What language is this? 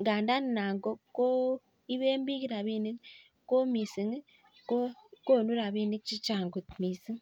Kalenjin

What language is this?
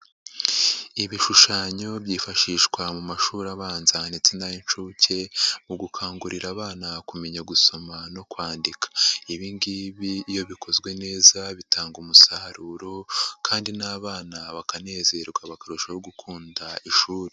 Kinyarwanda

